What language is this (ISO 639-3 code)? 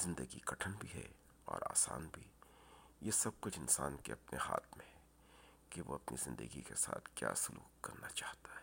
urd